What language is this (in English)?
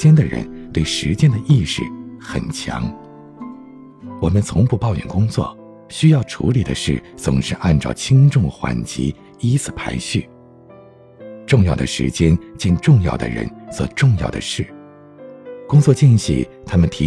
Chinese